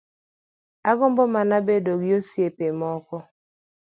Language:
Luo (Kenya and Tanzania)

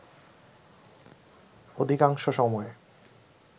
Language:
Bangla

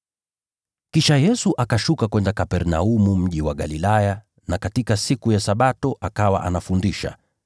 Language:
Swahili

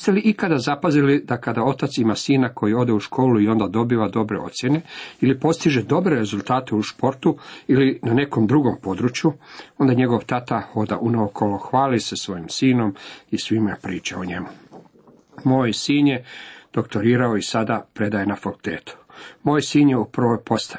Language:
Croatian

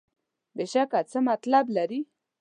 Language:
Pashto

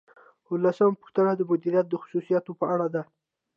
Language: Pashto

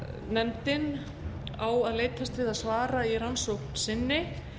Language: Icelandic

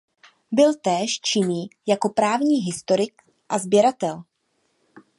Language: Czech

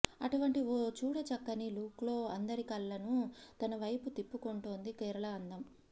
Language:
Telugu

